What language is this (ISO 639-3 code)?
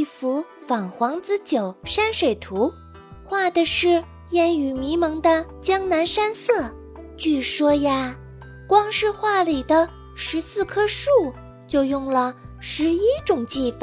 zho